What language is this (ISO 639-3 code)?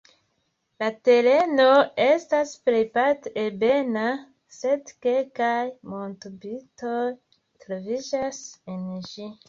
epo